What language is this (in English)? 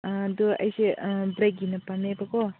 Manipuri